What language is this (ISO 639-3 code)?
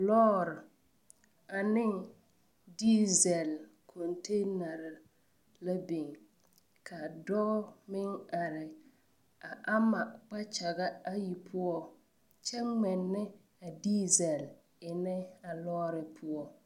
dga